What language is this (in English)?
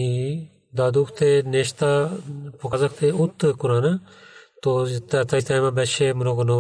Bulgarian